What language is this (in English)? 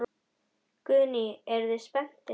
Icelandic